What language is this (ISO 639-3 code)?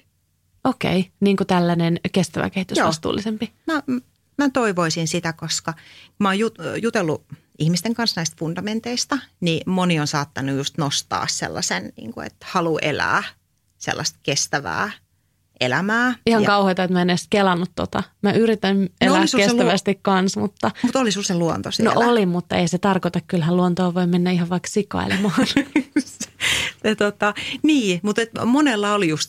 fin